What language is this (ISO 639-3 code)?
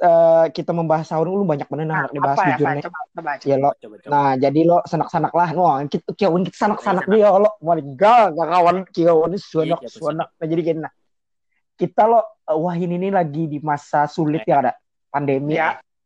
msa